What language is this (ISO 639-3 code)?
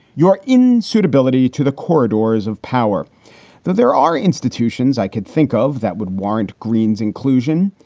eng